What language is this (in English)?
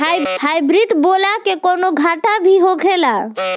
Bhojpuri